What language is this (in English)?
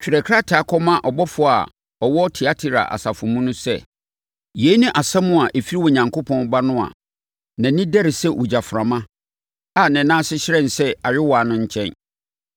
Akan